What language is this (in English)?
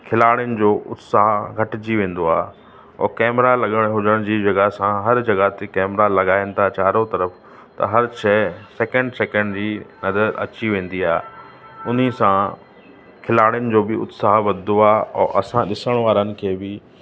Sindhi